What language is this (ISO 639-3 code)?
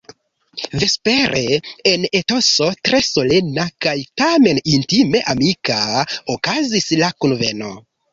epo